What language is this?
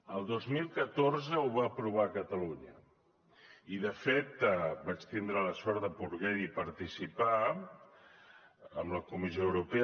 Catalan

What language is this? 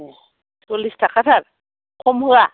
Bodo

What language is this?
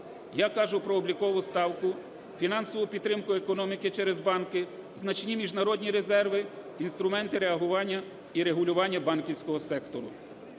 Ukrainian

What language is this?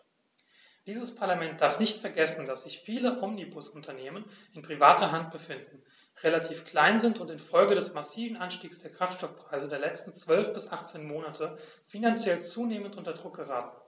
German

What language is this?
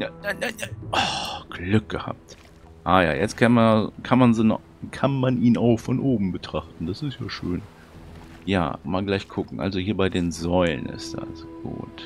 German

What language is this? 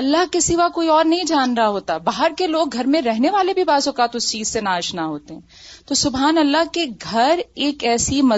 Urdu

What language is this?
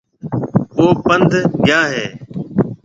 Marwari (Pakistan)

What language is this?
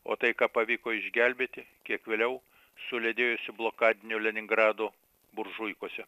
Lithuanian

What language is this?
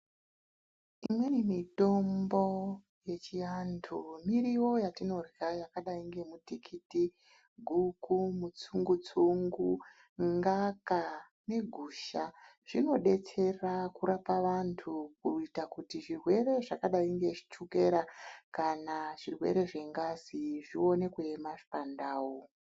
Ndau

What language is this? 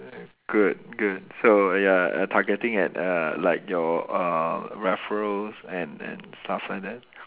English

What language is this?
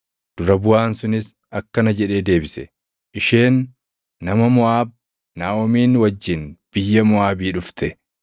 Oromo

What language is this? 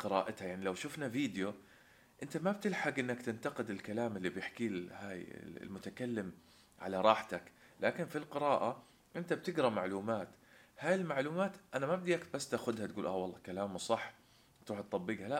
Arabic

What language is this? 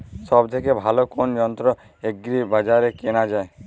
Bangla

